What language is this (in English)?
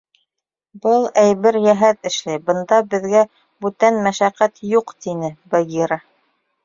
Bashkir